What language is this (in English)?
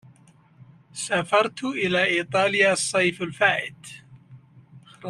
Arabic